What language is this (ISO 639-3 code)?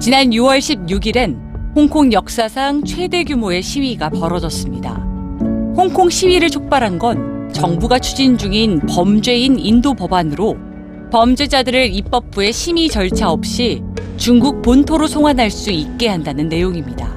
kor